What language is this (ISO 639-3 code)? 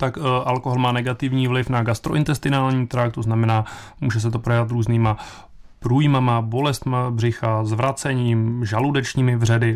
ces